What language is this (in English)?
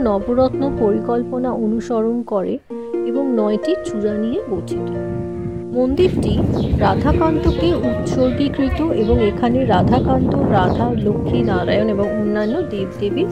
Bangla